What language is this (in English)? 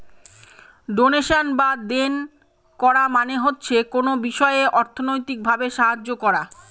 Bangla